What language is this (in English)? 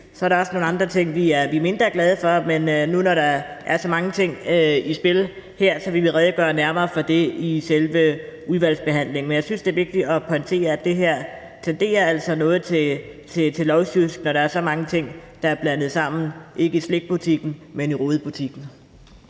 Danish